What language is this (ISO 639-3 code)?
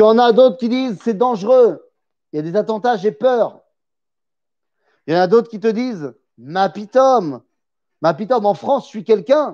fra